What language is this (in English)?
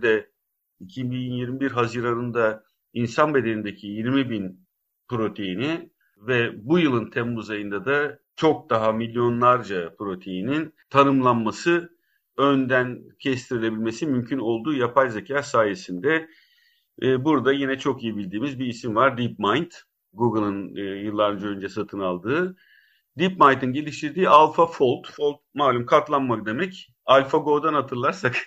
Turkish